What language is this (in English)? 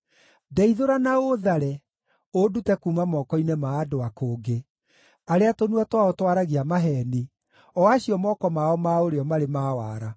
Kikuyu